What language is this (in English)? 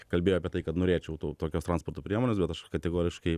Lithuanian